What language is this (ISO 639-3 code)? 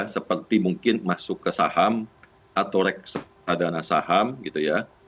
ind